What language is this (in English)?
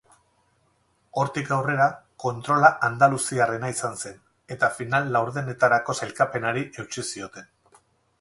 Basque